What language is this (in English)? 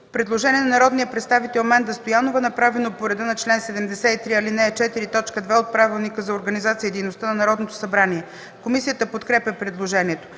Bulgarian